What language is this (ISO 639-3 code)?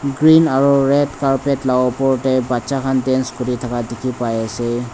nag